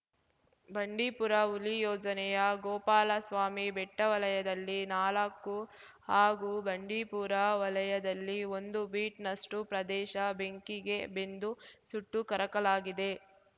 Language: Kannada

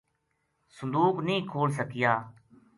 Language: Gujari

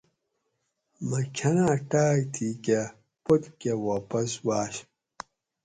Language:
Gawri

